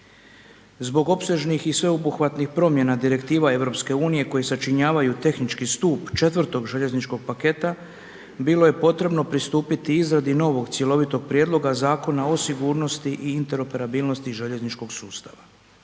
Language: Croatian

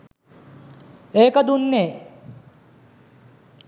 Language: Sinhala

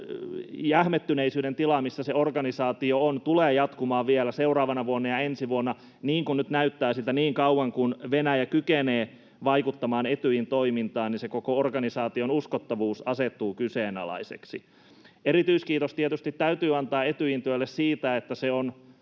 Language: Finnish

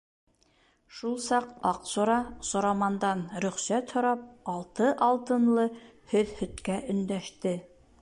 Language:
Bashkir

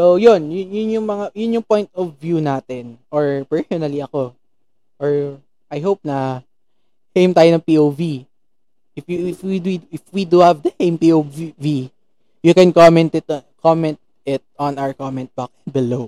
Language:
Filipino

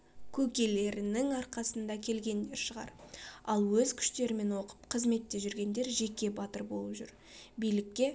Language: Kazakh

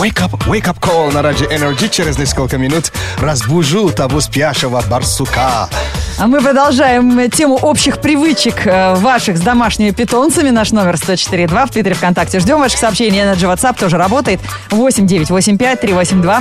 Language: Russian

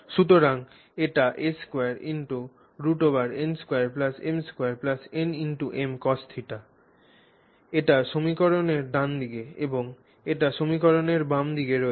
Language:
Bangla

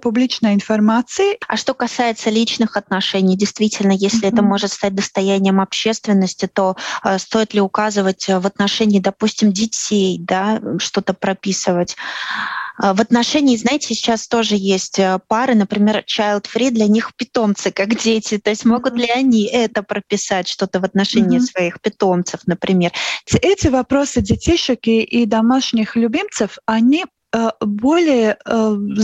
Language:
Russian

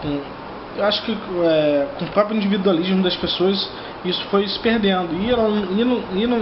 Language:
Portuguese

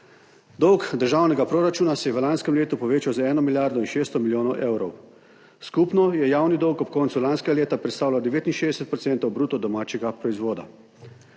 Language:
Slovenian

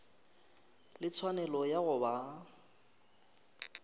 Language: Northern Sotho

